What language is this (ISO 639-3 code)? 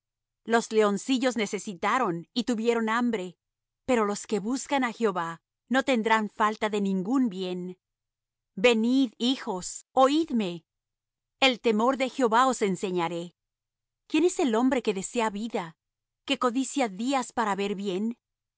spa